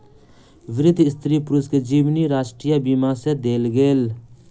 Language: Maithili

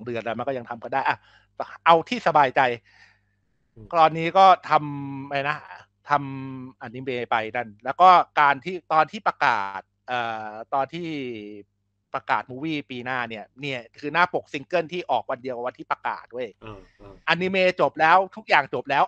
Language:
Thai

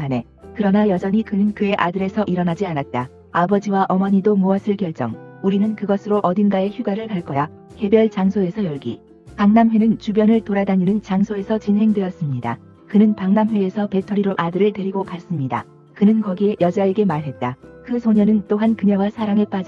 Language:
Korean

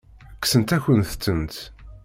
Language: Kabyle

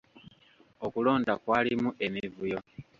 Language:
Ganda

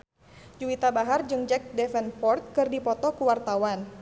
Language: Sundanese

